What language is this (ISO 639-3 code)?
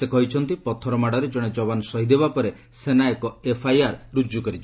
ori